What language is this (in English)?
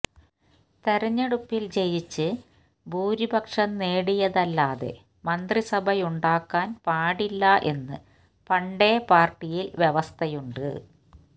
Malayalam